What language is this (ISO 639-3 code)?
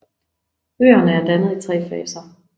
dan